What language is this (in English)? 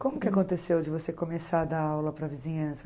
Portuguese